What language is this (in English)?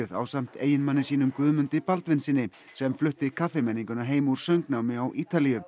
Icelandic